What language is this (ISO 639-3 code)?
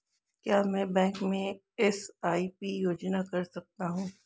hin